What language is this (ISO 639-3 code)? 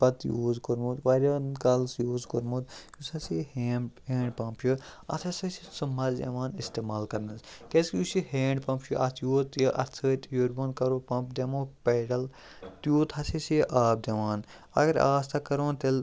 kas